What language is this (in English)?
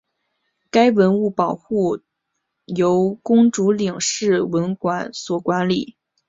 Chinese